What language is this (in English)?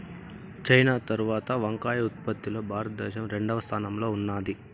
Telugu